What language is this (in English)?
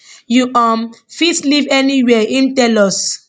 Nigerian Pidgin